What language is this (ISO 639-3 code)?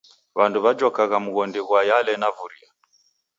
dav